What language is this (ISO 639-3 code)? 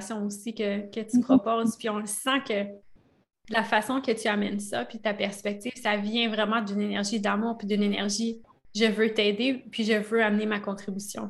fra